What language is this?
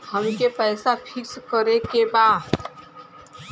Bhojpuri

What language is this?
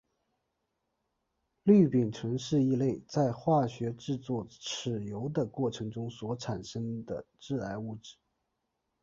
Chinese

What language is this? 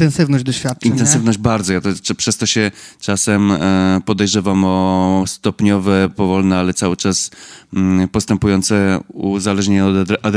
Polish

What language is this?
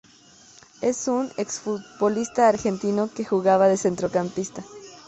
Spanish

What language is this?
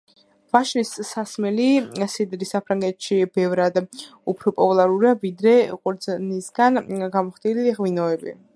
Georgian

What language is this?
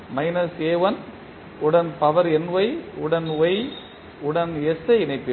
Tamil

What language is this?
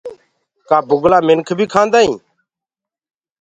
Gurgula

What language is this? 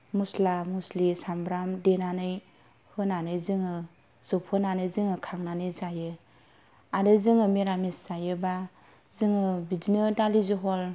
Bodo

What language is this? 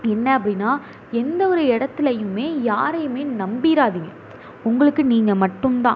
Tamil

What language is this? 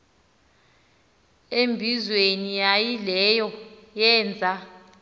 Xhosa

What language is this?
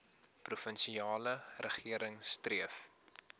Afrikaans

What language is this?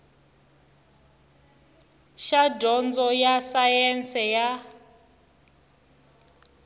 Tsonga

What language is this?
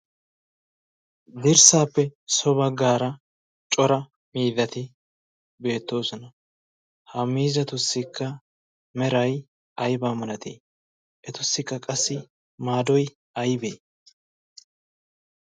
Wolaytta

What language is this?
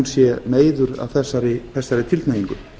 Icelandic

